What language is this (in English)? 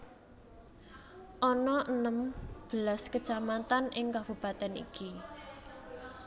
Javanese